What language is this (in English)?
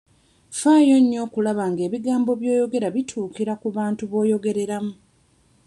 Ganda